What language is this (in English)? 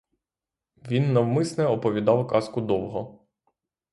Ukrainian